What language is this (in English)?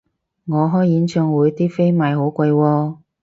Cantonese